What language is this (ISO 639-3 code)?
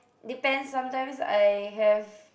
eng